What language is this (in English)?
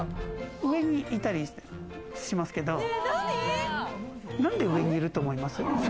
Japanese